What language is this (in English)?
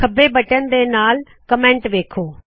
Punjabi